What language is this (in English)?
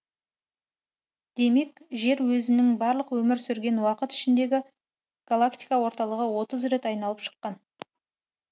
Kazakh